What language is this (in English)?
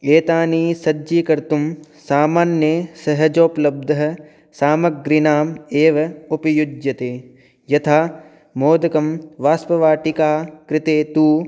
Sanskrit